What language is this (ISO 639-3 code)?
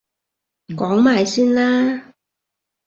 yue